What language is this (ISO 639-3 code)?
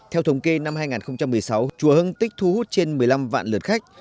vie